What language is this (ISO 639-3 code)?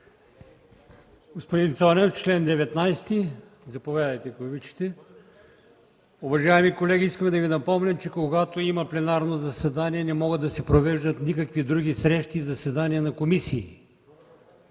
bul